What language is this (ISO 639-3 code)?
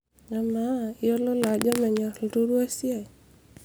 mas